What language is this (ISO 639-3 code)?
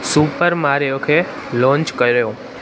snd